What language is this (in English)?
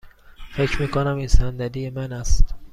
Persian